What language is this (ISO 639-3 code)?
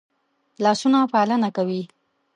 pus